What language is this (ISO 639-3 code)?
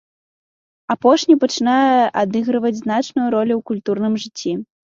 bel